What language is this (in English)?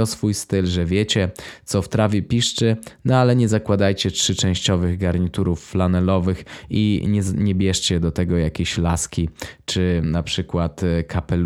Polish